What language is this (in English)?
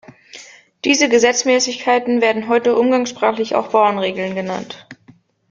German